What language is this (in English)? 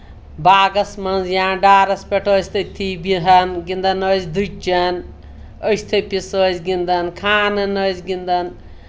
Kashmiri